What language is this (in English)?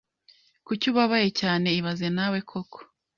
Kinyarwanda